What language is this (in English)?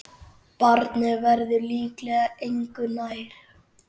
Icelandic